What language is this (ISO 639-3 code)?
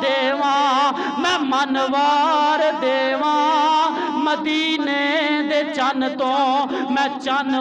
hin